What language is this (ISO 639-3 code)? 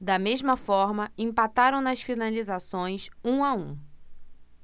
por